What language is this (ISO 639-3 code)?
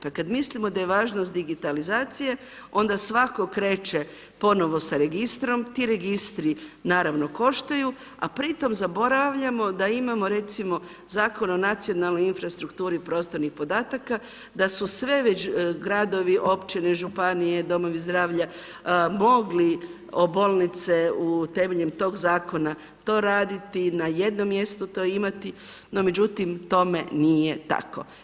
hrv